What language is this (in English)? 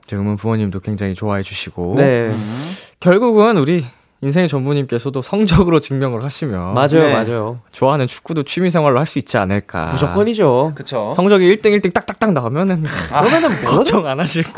Korean